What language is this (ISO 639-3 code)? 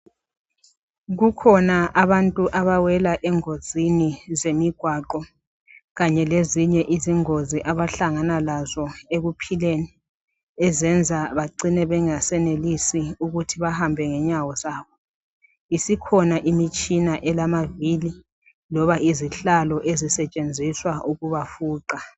nde